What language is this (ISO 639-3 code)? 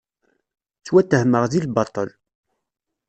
kab